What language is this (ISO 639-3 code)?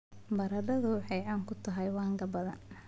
som